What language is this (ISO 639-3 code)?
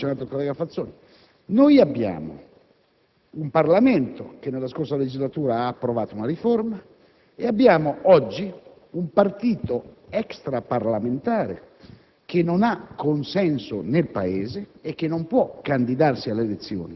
ita